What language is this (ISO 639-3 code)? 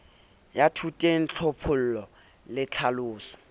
sot